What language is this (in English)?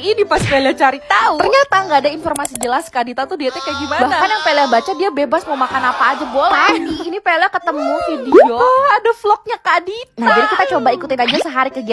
Indonesian